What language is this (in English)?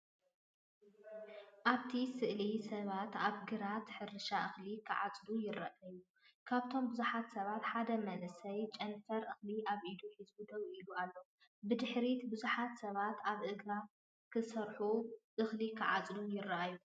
Tigrinya